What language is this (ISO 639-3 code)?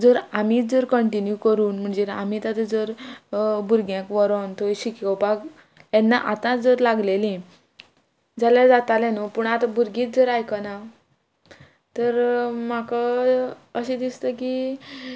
kok